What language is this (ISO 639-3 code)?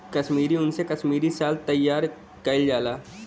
bho